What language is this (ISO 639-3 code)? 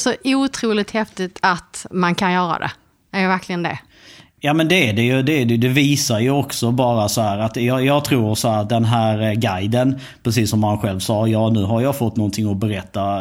swe